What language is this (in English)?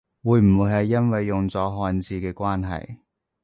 Cantonese